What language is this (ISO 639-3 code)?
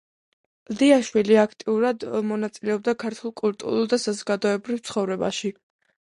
kat